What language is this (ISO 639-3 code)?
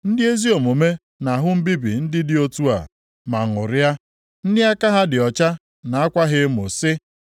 ibo